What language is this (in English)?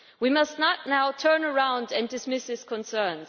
English